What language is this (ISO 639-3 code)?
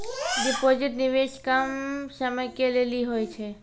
mai